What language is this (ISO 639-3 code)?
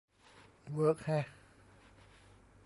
tha